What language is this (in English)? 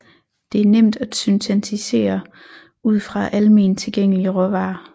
Danish